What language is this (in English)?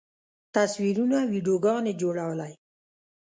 Pashto